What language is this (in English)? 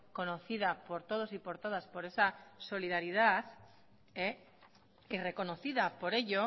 Spanish